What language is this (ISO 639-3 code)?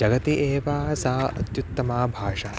san